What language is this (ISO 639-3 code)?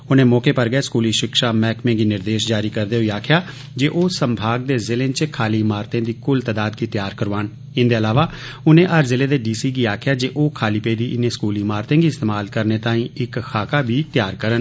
doi